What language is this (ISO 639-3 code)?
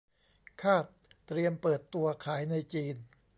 tha